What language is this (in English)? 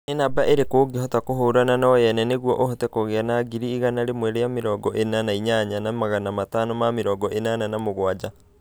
Kikuyu